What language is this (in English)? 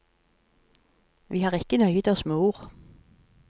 Norwegian